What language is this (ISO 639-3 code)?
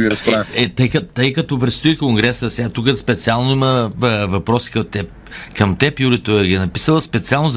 bul